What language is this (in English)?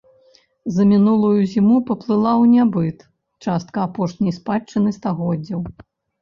Belarusian